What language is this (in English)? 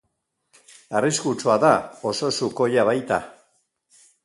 Basque